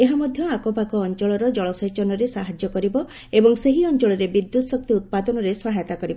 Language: Odia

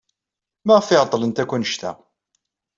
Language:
Kabyle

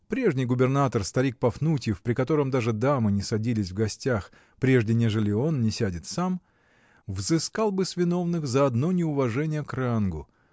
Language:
Russian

